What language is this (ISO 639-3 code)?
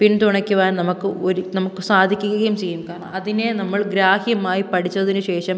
mal